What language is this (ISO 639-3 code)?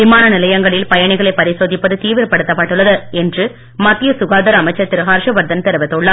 tam